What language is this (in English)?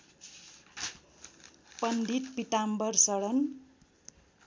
Nepali